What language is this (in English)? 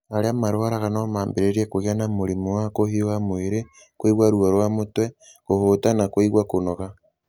Kikuyu